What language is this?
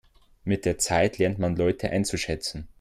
German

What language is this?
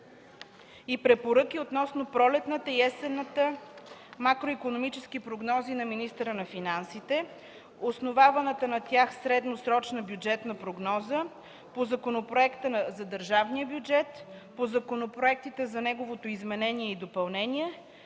Bulgarian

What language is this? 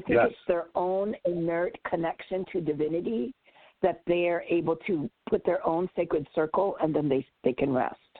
English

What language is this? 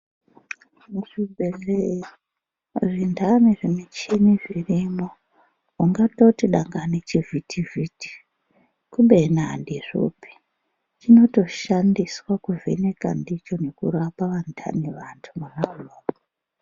Ndau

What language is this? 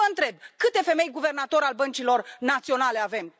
Romanian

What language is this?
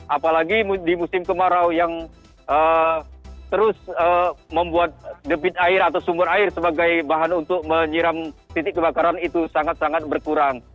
Indonesian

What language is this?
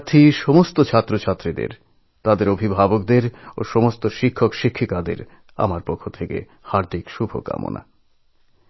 Bangla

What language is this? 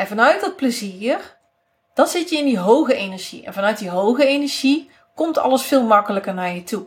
Dutch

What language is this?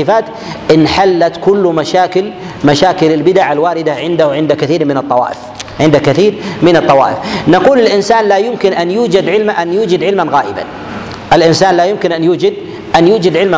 Arabic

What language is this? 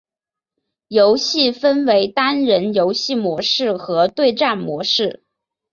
Chinese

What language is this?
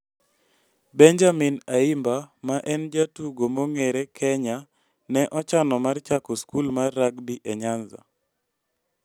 Luo (Kenya and Tanzania)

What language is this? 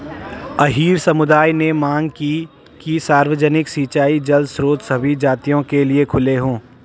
Hindi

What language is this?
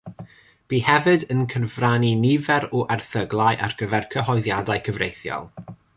Welsh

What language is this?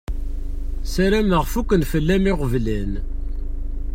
Kabyle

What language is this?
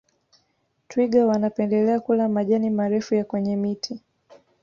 Swahili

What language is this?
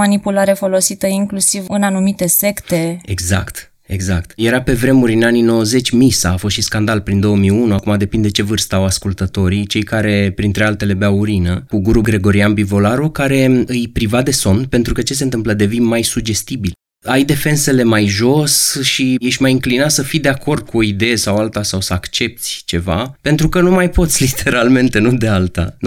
Romanian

